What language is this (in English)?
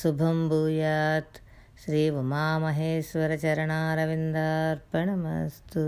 Telugu